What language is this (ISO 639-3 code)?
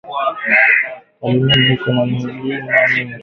swa